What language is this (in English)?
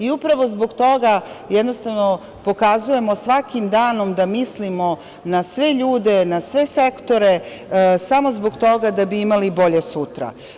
Serbian